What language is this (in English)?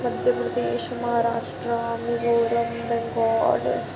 Dogri